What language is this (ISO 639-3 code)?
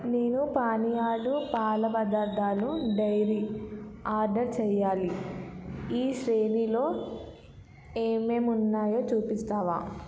tel